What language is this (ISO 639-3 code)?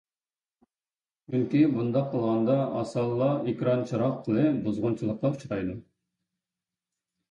uig